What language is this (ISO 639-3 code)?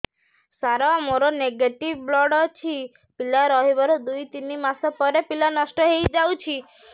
ori